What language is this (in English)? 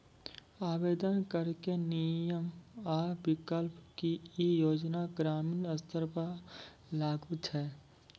Maithili